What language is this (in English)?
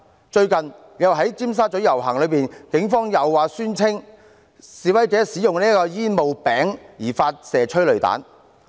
Cantonese